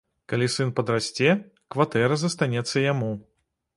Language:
Belarusian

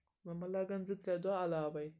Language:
Kashmiri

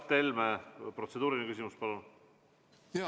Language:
Estonian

